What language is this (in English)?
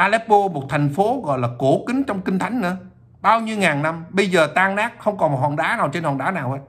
Vietnamese